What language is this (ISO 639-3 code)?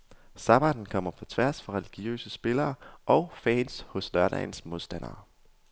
dan